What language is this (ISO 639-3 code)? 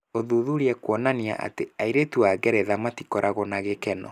kik